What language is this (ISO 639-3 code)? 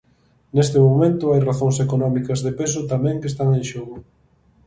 glg